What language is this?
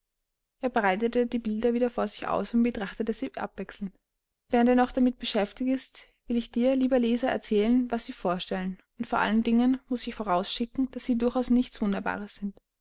German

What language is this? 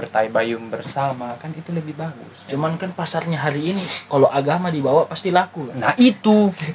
Indonesian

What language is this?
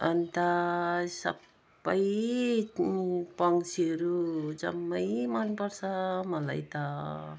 Nepali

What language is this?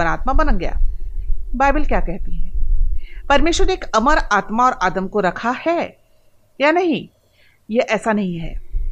Hindi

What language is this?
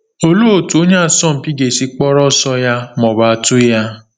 Igbo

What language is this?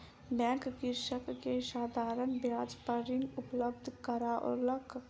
Maithili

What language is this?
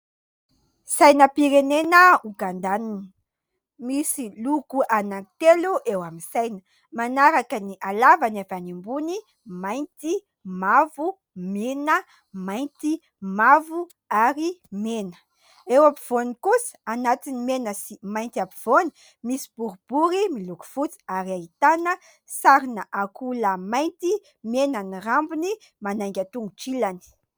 Malagasy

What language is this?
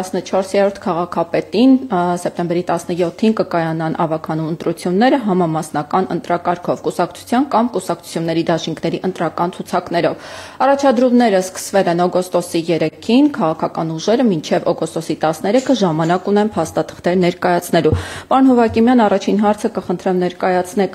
Romanian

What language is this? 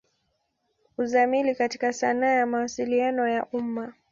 Swahili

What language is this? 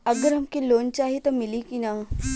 Bhojpuri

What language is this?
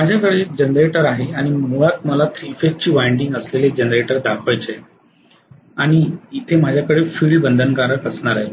Marathi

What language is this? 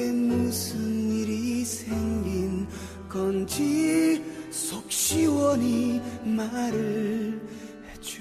Korean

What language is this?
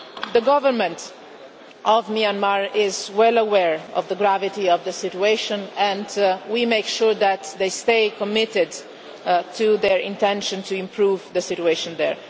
English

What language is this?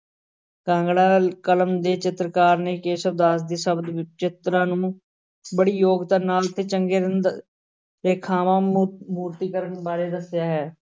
Punjabi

